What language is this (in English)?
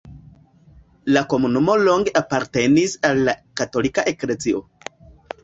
Esperanto